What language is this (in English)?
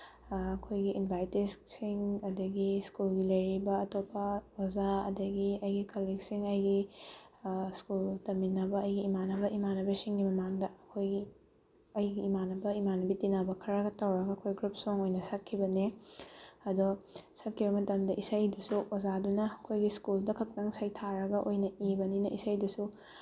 Manipuri